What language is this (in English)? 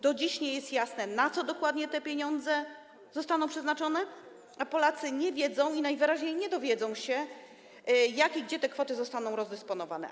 Polish